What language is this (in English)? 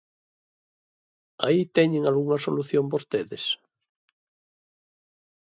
Galician